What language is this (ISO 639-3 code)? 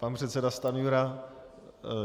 ces